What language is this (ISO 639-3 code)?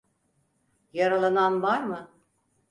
tur